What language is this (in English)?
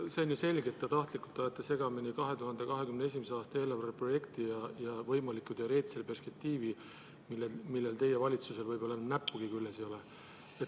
Estonian